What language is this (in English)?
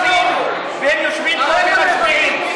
Hebrew